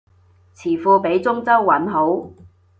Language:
Cantonese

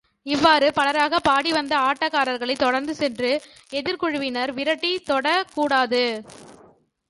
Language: Tamil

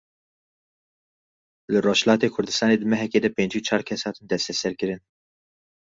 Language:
Kurdish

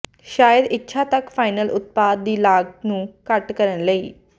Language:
Punjabi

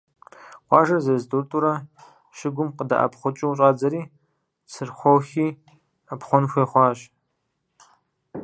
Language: Kabardian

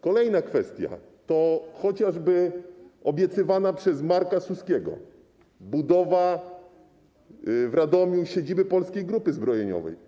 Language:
Polish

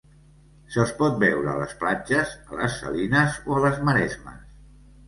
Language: Catalan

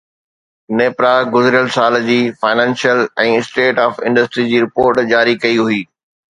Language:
Sindhi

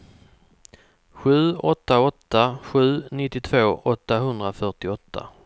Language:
Swedish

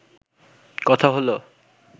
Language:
Bangla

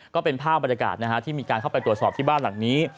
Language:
Thai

